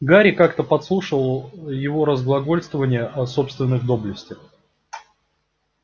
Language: Russian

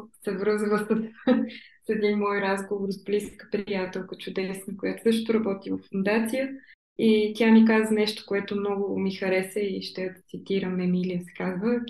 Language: Bulgarian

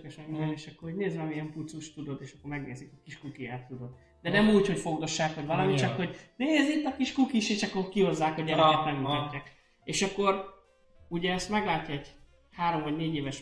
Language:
Hungarian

